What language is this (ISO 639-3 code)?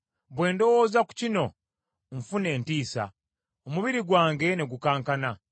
lug